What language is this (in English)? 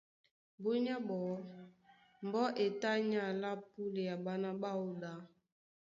Duala